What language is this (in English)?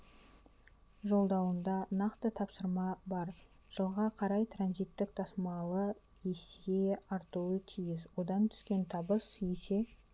Kazakh